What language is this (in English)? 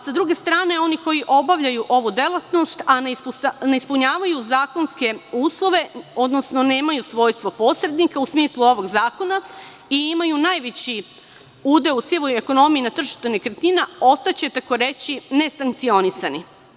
Serbian